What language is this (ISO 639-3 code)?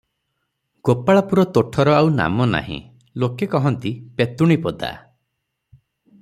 ori